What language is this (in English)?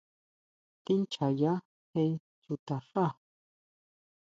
Huautla Mazatec